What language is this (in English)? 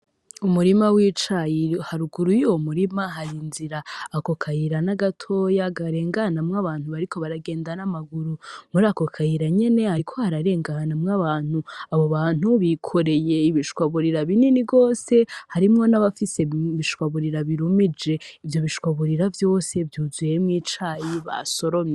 Rundi